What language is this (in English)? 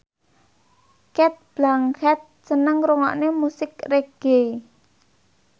Javanese